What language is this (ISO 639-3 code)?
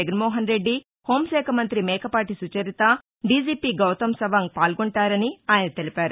tel